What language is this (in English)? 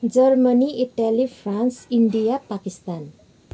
Nepali